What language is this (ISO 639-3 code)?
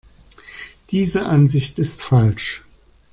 deu